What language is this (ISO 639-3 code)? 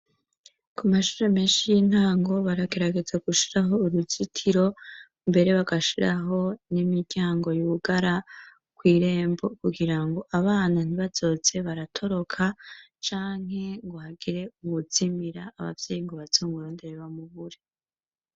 run